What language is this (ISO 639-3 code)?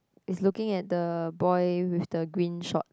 eng